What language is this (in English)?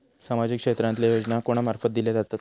Marathi